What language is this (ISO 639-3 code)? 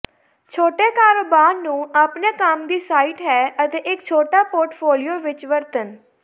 pan